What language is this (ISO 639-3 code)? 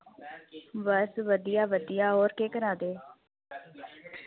doi